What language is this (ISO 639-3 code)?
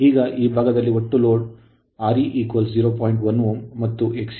kan